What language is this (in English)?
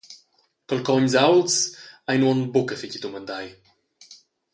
Romansh